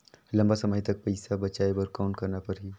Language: Chhattisgarhi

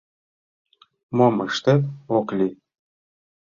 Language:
Mari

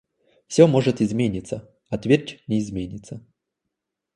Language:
Russian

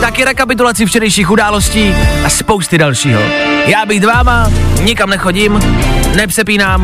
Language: Czech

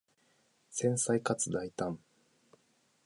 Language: Japanese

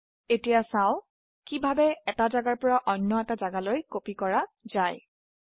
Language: Assamese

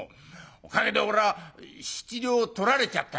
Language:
Japanese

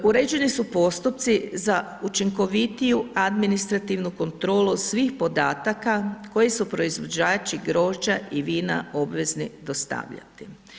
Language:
Croatian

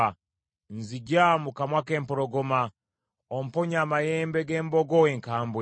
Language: Ganda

